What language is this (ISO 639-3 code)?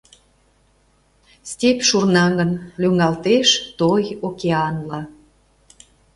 chm